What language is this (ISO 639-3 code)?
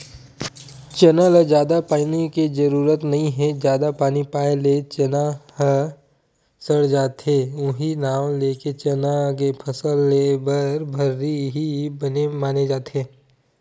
hne